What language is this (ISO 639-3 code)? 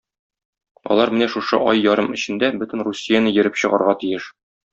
tat